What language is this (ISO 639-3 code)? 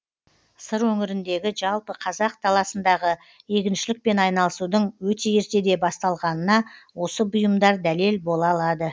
kaz